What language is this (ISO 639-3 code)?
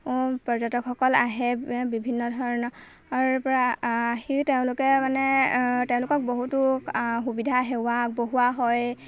asm